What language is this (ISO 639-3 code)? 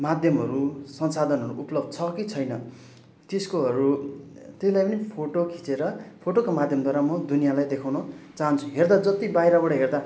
nep